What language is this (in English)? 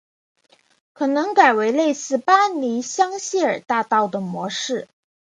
Chinese